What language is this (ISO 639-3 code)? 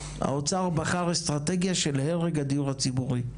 heb